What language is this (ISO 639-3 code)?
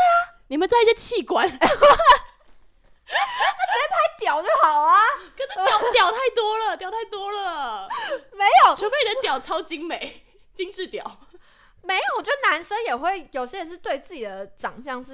zho